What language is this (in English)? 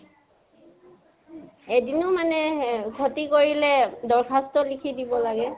Assamese